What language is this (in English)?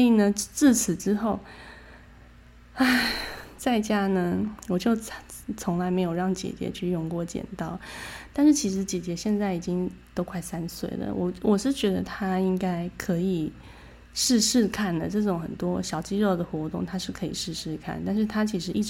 Chinese